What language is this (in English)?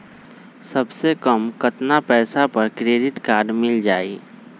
Magahi